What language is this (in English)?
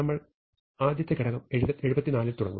Malayalam